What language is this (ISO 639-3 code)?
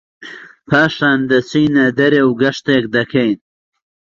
ckb